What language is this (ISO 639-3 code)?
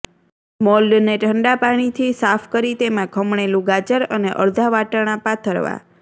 guj